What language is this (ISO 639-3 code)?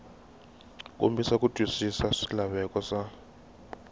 tso